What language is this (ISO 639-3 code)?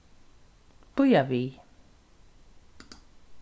fao